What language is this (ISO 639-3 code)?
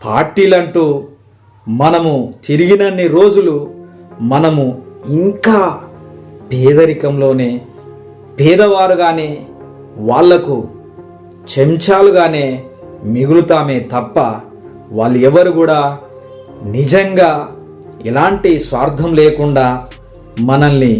tel